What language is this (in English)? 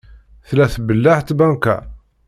Kabyle